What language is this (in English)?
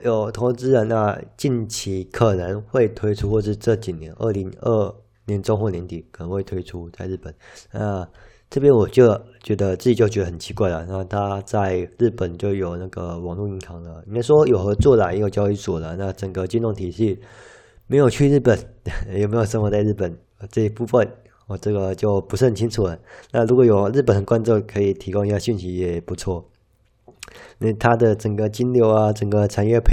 Chinese